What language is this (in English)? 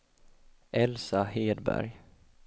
Swedish